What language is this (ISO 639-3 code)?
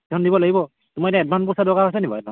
asm